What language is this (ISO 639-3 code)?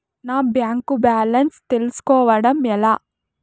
tel